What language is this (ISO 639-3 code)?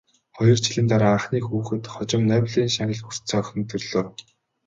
mon